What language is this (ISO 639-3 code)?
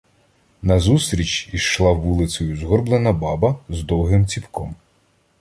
ukr